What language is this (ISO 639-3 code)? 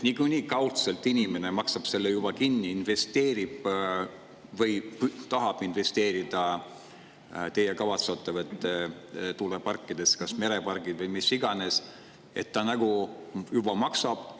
est